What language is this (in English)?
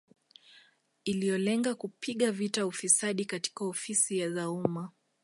Swahili